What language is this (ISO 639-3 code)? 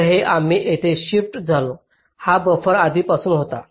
mar